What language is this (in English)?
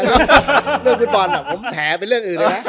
Thai